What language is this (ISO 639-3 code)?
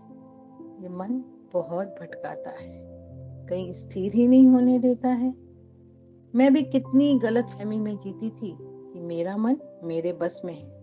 hin